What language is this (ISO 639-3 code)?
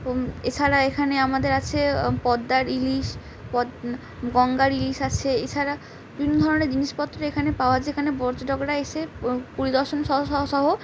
ben